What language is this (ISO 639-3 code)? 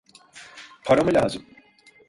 tur